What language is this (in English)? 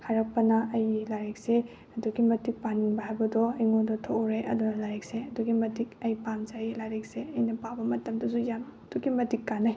Manipuri